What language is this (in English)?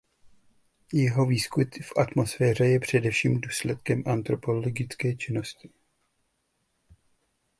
Czech